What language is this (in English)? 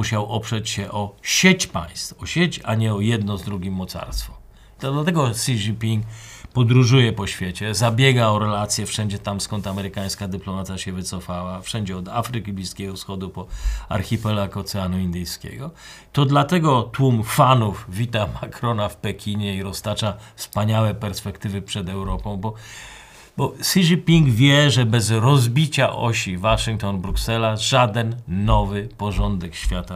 Polish